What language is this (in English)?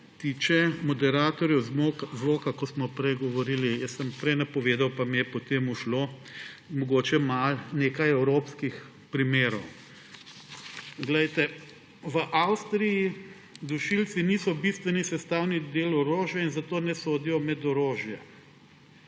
Slovenian